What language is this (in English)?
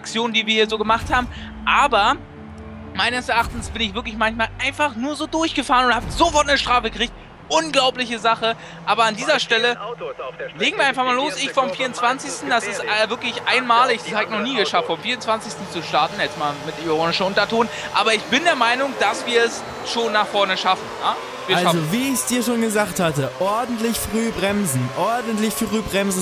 German